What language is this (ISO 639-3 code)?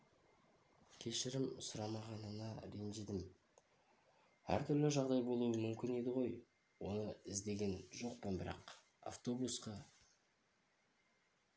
kaz